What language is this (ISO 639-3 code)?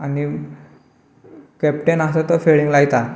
kok